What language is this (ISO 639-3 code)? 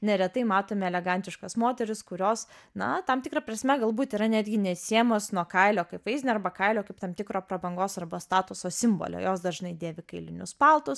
lit